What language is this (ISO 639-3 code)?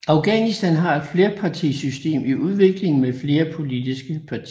dan